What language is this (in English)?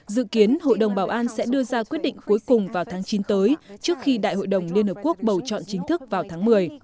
Vietnamese